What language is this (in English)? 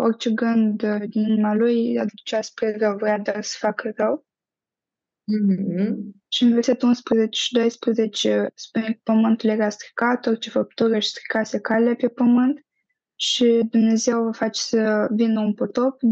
Romanian